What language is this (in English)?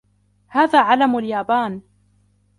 Arabic